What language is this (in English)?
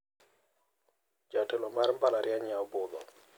Luo (Kenya and Tanzania)